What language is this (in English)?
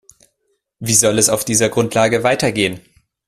German